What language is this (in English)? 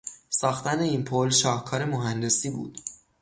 Persian